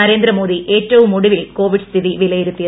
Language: Malayalam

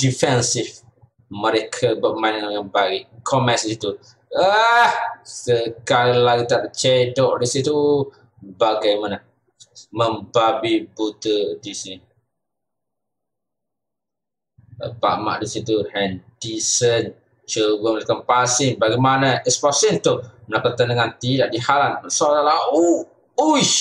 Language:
Malay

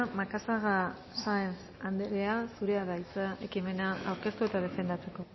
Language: Basque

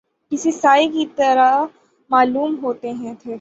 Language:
Urdu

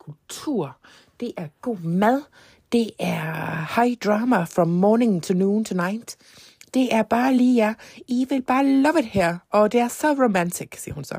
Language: Danish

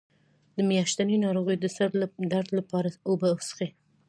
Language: Pashto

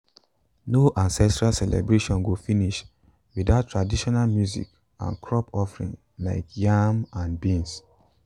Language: Nigerian Pidgin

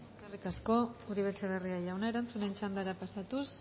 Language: Basque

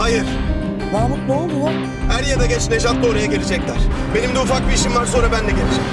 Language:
Turkish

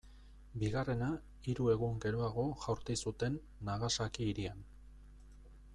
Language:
Basque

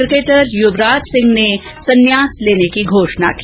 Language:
Hindi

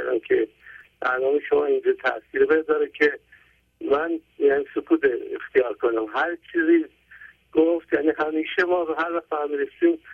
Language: Persian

